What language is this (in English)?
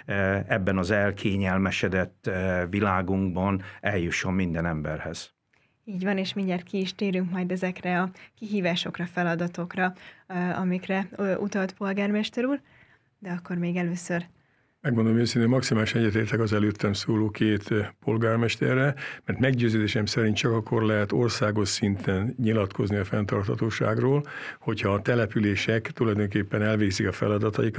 Hungarian